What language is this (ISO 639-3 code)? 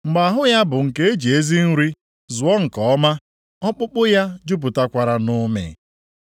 ibo